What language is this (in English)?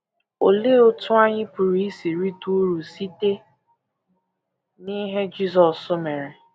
Igbo